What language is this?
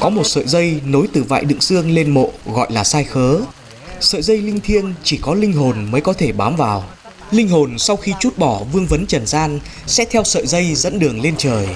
Vietnamese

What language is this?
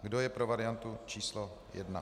Czech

